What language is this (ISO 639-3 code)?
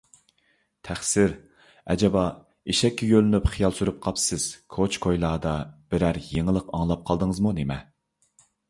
uig